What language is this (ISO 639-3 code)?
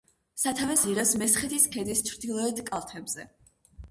kat